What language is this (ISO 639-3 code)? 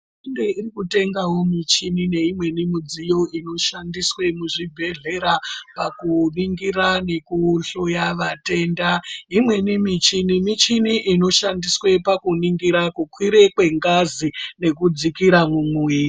ndc